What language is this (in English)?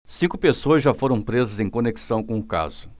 Portuguese